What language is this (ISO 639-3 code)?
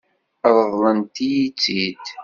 kab